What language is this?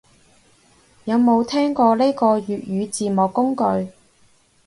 Cantonese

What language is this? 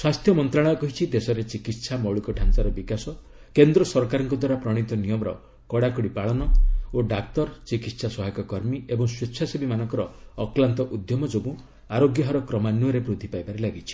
Odia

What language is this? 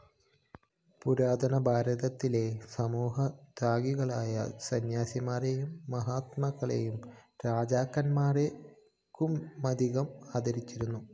Malayalam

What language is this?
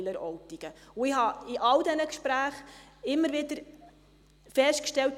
Swiss German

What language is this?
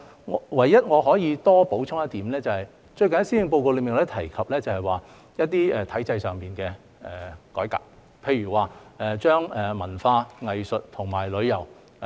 Cantonese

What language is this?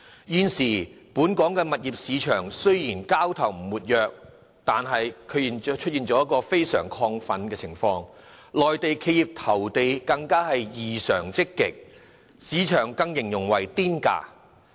Cantonese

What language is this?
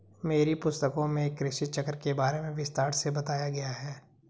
Hindi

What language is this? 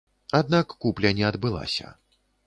Belarusian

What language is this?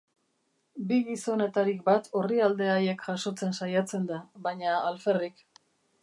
Basque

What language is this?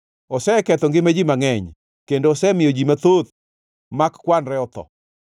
Luo (Kenya and Tanzania)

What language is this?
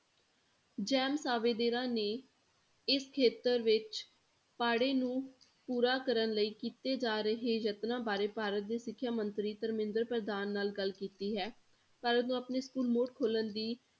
Punjabi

